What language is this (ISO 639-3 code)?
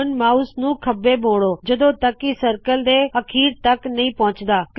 pan